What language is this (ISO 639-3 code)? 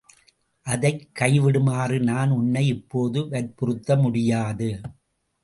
tam